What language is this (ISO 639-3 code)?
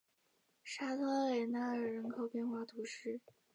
zho